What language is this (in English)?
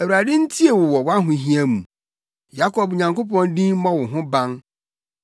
Akan